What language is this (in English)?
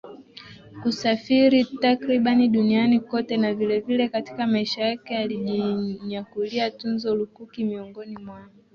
Swahili